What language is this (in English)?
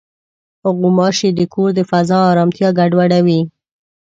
Pashto